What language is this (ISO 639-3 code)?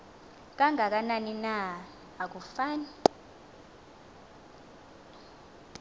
xho